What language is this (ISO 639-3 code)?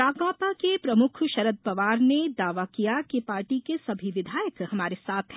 hin